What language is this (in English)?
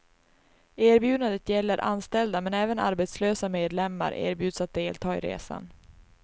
Swedish